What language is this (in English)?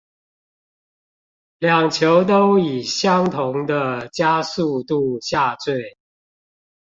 Chinese